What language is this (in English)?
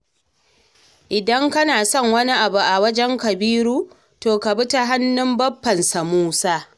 Hausa